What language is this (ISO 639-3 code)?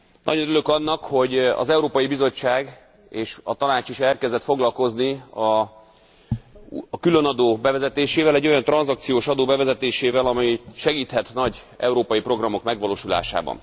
hun